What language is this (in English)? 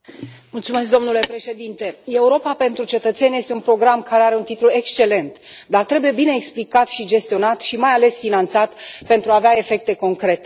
Romanian